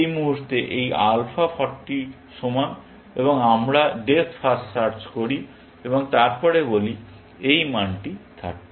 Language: Bangla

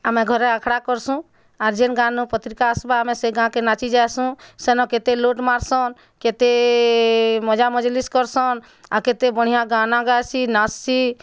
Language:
Odia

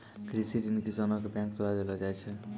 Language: Maithili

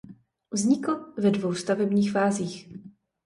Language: Czech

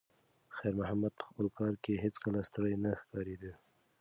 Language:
Pashto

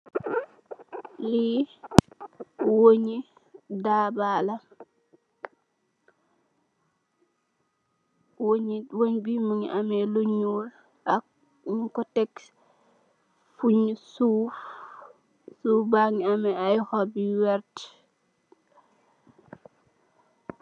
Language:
Wolof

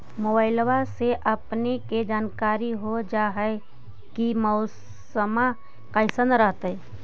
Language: Magahi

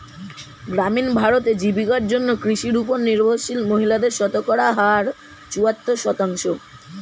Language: Bangla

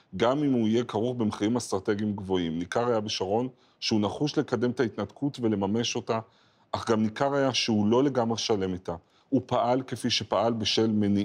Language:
Hebrew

